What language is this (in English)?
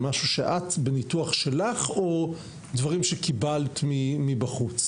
Hebrew